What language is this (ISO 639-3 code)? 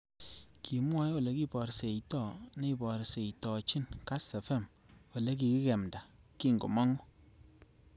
kln